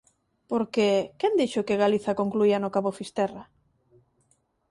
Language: Galician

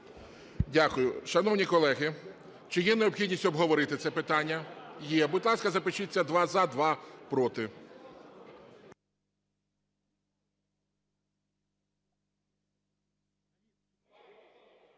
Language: Ukrainian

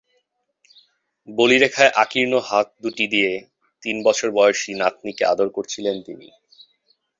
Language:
Bangla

